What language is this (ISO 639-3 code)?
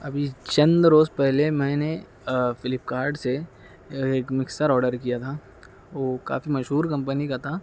urd